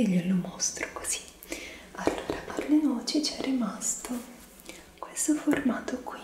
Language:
Italian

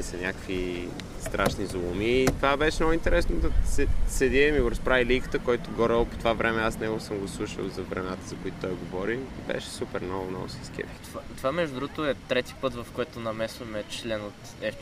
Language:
Bulgarian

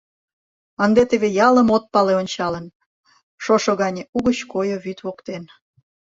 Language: Mari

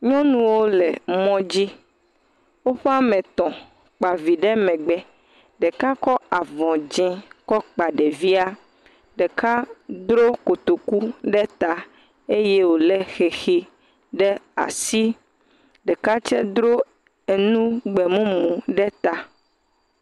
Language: Ewe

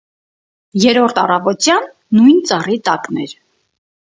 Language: Armenian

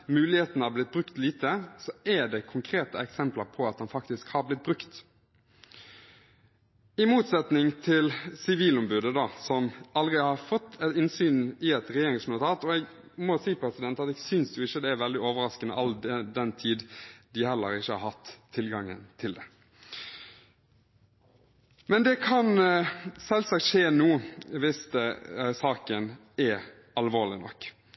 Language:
Norwegian Bokmål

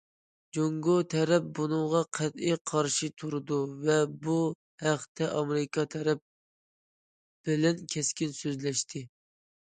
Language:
Uyghur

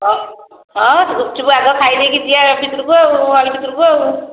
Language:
Odia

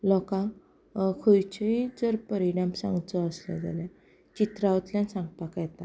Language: Konkani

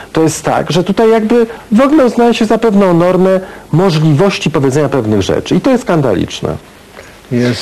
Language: Polish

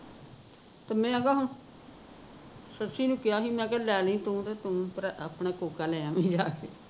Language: Punjabi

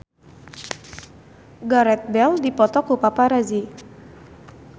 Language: Sundanese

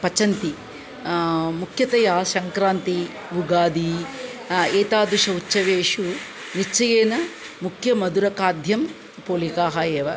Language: Sanskrit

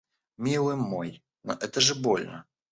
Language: Russian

